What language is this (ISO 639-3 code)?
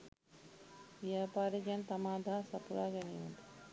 sin